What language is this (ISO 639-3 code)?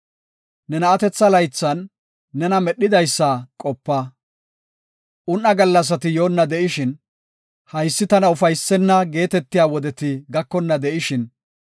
gof